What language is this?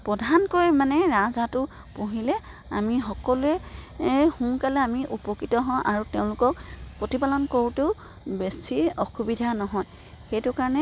Assamese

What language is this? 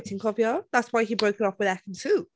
Welsh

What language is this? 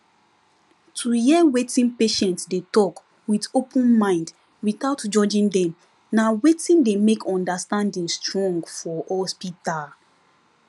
Nigerian Pidgin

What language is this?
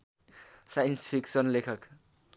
Nepali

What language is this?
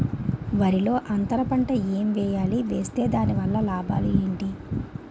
Telugu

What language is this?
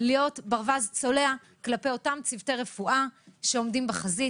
Hebrew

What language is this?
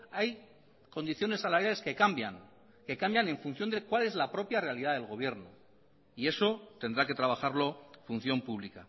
Spanish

